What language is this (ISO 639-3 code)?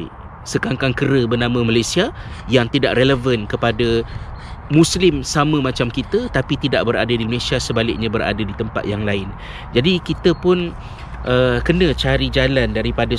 msa